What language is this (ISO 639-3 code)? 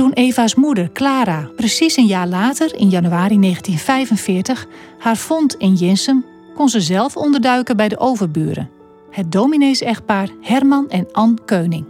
nld